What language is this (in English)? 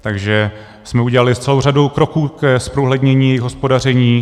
Czech